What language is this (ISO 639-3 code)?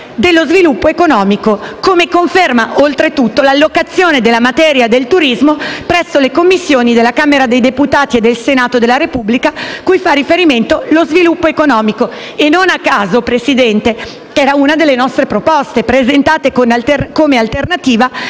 ita